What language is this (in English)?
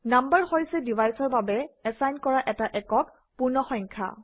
Assamese